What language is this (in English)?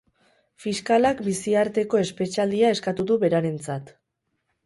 Basque